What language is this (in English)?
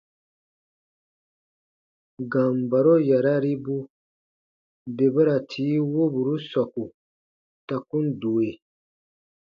Baatonum